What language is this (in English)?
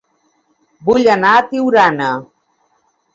Catalan